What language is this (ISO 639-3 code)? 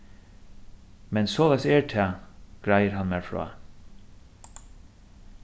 fao